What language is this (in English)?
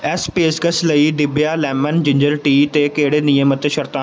Punjabi